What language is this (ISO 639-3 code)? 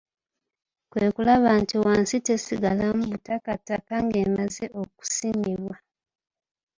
lug